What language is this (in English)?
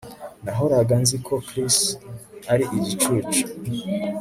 Kinyarwanda